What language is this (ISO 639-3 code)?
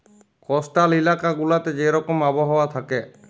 ben